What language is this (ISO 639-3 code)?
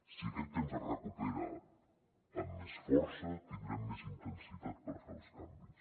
cat